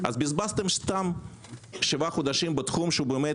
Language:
Hebrew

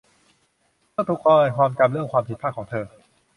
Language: Thai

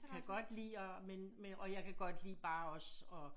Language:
Danish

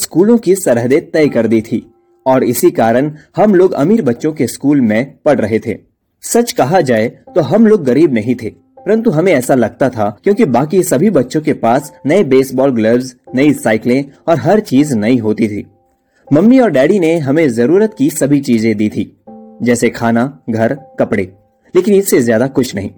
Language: Hindi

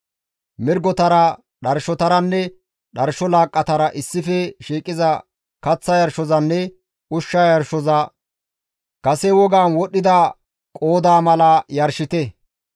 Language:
Gamo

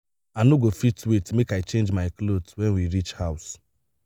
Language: Nigerian Pidgin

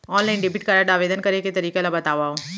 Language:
Chhattisgarhi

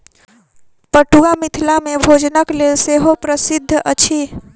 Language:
Maithili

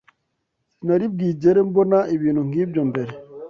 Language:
Kinyarwanda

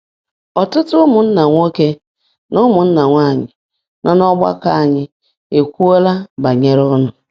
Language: Igbo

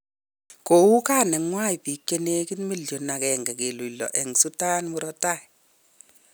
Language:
Kalenjin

